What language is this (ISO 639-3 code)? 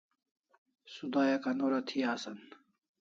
kls